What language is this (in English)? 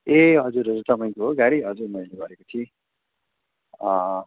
Nepali